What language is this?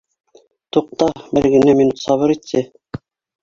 Bashkir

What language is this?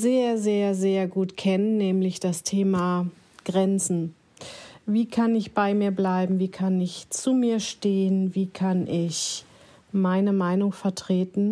German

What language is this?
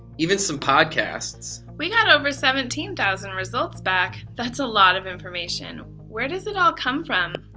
English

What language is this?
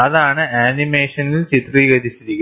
Malayalam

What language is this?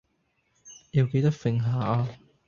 Cantonese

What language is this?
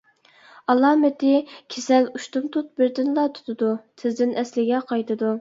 Uyghur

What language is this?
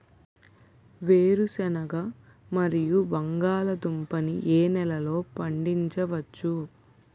Telugu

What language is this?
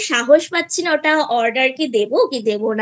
Bangla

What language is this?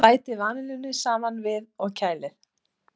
Icelandic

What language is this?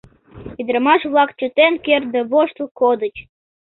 Mari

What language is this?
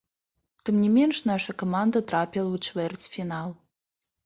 Belarusian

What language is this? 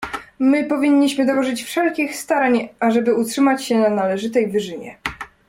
Polish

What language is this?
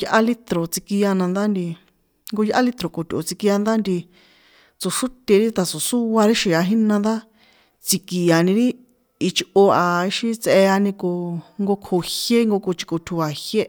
San Juan Atzingo Popoloca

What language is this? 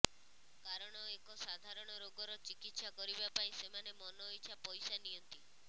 Odia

